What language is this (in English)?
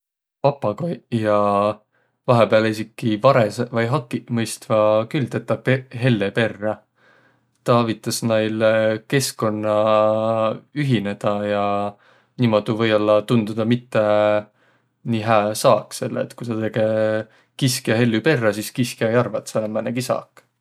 Võro